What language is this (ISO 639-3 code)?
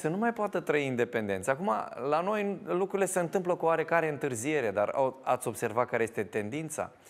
ron